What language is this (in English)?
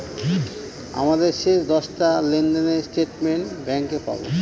Bangla